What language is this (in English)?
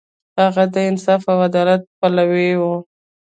Pashto